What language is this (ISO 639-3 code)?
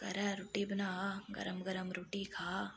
doi